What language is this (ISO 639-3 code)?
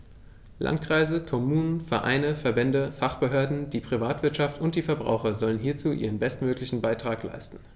deu